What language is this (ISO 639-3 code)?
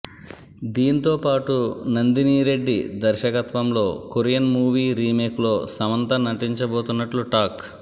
tel